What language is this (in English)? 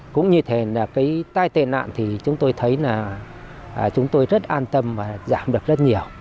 Vietnamese